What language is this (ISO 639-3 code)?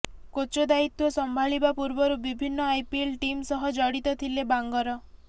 ori